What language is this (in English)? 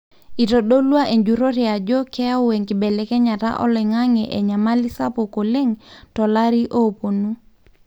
Masai